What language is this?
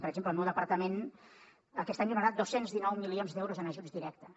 Catalan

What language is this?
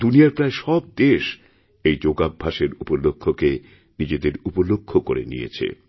Bangla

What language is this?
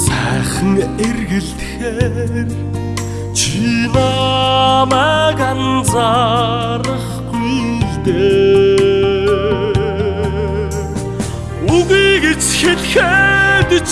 Turkish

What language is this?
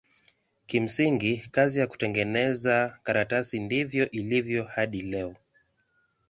Swahili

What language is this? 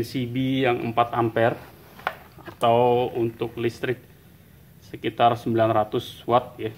Indonesian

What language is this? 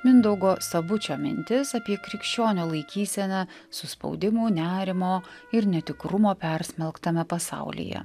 Lithuanian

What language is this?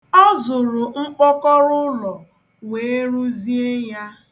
Igbo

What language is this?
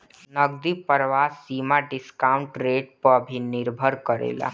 Bhojpuri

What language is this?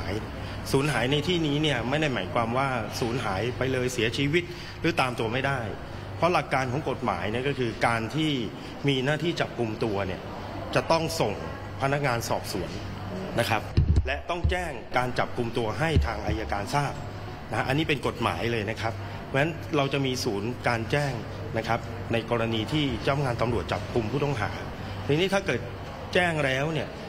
Thai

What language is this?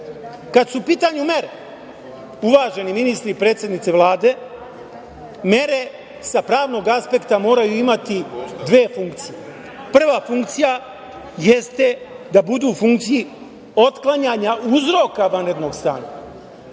Serbian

